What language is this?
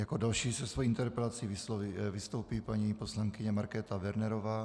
Czech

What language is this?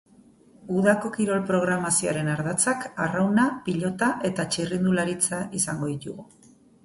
Basque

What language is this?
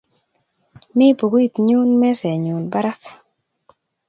Kalenjin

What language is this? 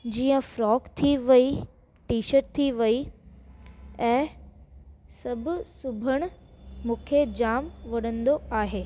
Sindhi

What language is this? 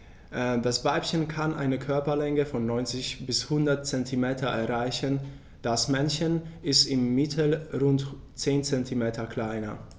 German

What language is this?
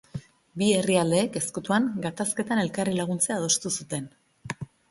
Basque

